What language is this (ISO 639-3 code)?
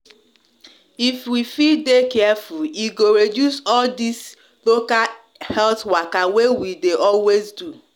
pcm